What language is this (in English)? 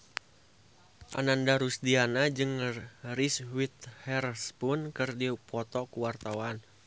Sundanese